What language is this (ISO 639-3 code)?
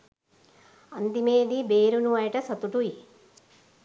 sin